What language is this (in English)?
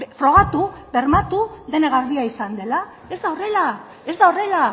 Basque